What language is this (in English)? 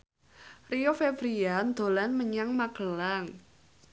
Javanese